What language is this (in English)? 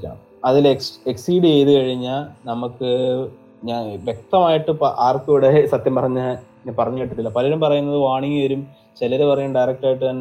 Malayalam